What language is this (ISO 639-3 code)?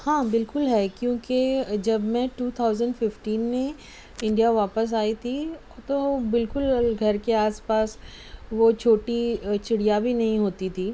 urd